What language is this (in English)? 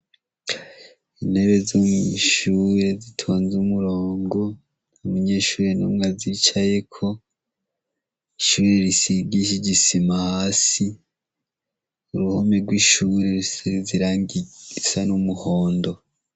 Rundi